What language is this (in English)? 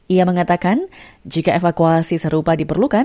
Indonesian